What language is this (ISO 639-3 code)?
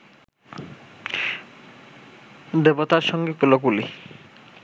ben